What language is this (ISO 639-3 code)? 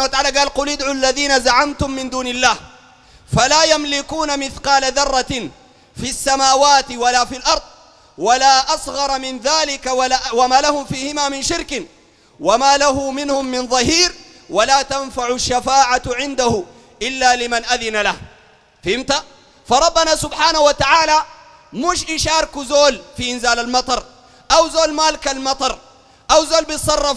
ara